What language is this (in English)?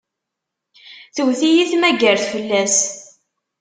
Kabyle